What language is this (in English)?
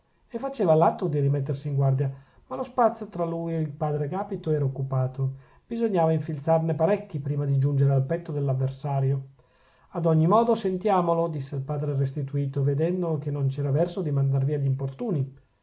Italian